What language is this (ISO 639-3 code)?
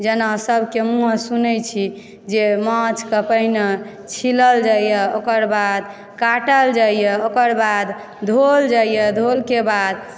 mai